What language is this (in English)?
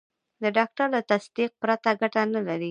Pashto